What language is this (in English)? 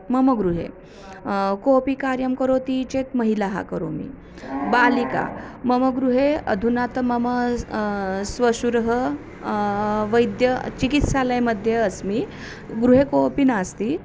Sanskrit